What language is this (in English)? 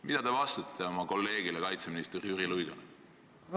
Estonian